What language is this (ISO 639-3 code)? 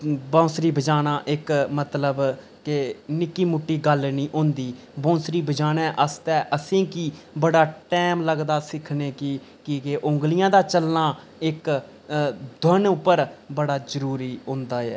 doi